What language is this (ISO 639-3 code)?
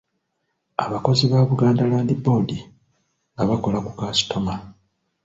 lug